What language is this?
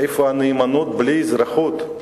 Hebrew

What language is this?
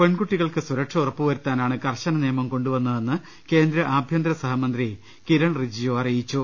Malayalam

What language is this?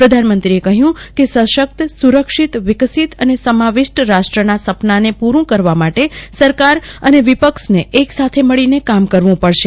Gujarati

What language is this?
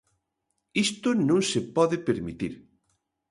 Galician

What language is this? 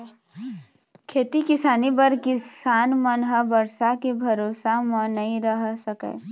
Chhattisgarhi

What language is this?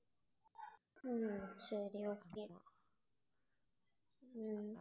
Tamil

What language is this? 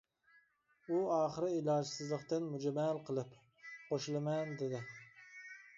Uyghur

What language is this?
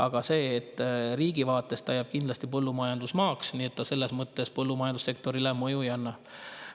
Estonian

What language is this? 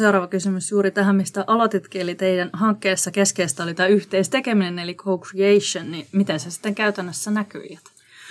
Finnish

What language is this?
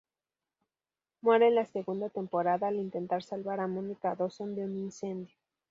Spanish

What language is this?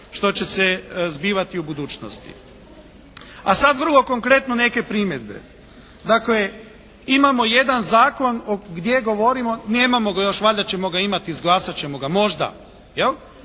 Croatian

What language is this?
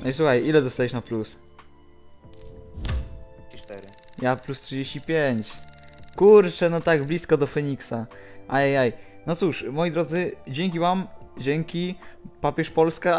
Polish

